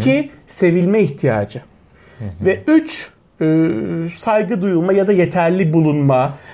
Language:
Turkish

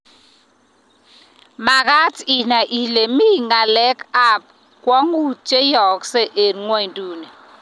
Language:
Kalenjin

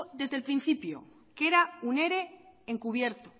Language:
Spanish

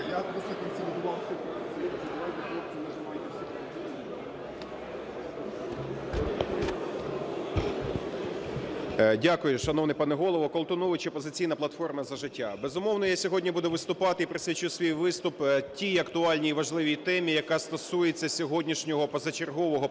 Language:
Ukrainian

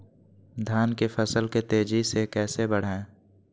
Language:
Magahi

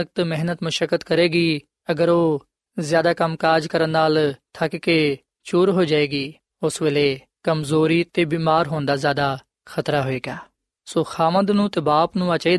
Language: Punjabi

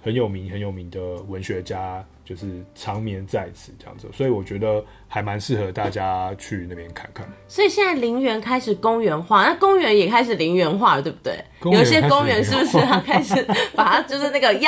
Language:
Chinese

